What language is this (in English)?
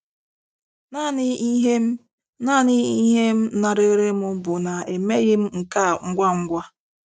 Igbo